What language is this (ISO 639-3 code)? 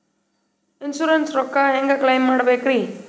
kan